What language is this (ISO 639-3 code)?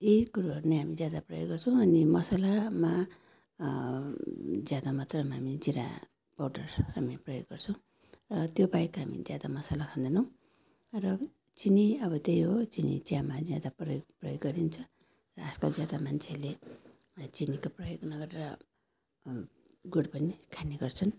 nep